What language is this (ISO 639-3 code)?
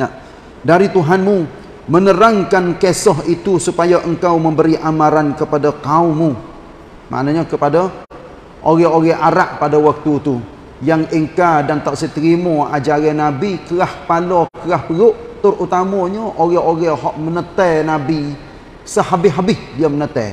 msa